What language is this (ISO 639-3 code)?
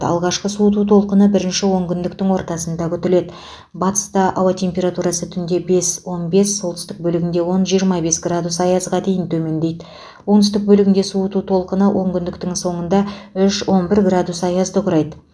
kaz